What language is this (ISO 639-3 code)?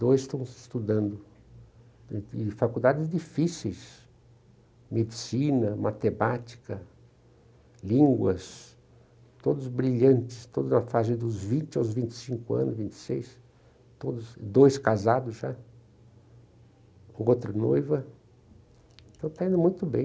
por